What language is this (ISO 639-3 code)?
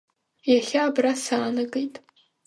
abk